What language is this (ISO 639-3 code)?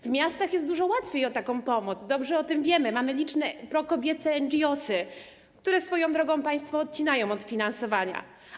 pol